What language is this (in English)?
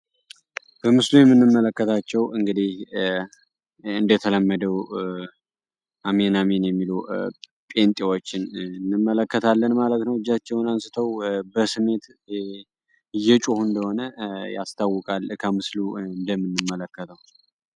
Amharic